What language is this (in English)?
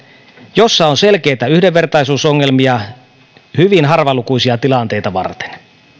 Finnish